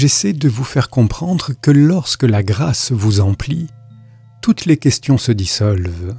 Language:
French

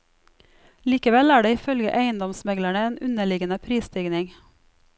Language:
Norwegian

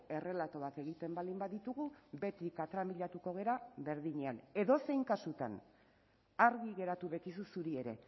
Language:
Basque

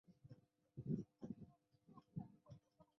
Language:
Chinese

